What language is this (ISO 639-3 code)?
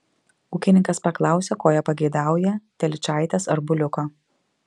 lit